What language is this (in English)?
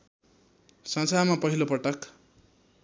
Nepali